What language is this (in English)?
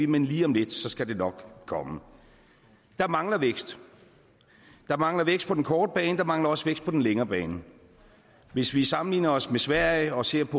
Danish